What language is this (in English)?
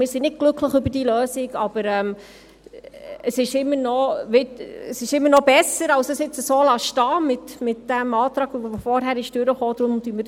Swiss German